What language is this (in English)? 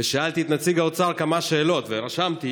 Hebrew